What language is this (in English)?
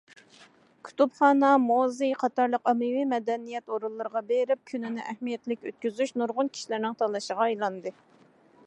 Uyghur